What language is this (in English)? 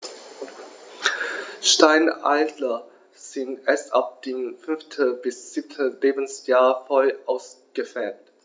German